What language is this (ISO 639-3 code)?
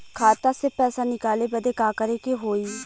bho